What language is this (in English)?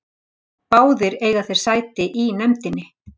Icelandic